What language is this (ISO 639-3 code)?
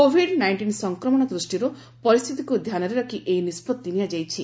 ori